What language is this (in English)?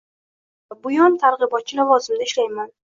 Uzbek